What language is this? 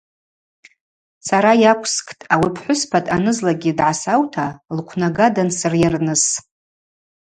Abaza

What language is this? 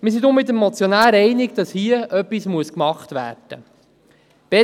Swiss German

